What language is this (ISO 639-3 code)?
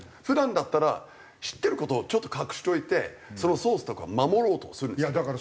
jpn